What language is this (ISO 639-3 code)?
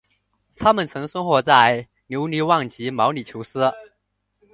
zho